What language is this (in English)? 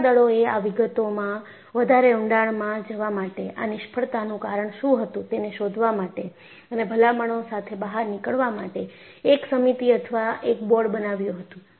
Gujarati